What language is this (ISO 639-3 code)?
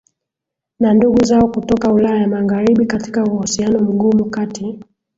swa